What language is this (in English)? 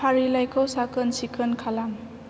Bodo